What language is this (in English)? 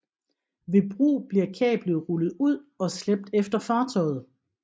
Danish